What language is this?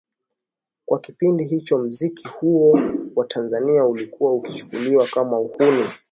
Swahili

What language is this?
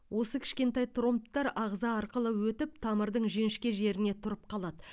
Kazakh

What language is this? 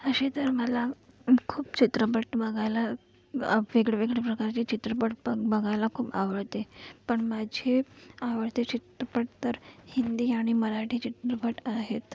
Marathi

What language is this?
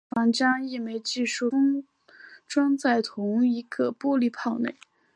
Chinese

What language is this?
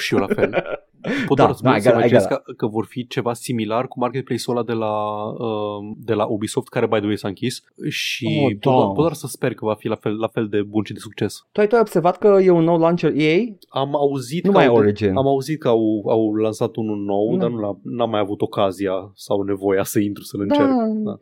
Romanian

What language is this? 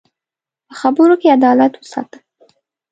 Pashto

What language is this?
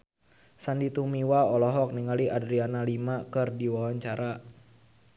Sundanese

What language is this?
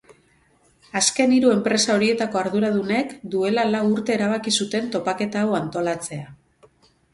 Basque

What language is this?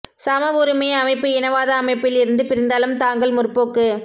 Tamil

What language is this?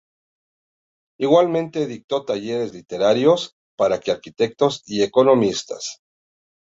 Spanish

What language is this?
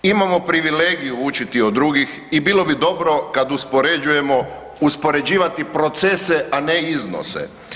Croatian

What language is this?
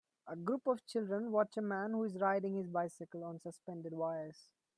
English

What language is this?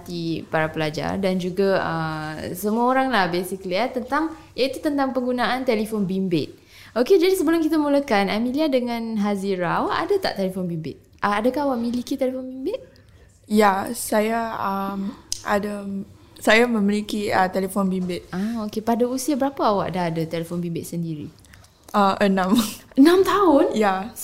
Malay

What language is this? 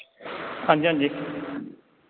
Dogri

